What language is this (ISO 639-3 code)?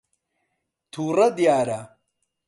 ckb